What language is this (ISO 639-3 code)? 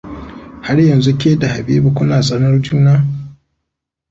hau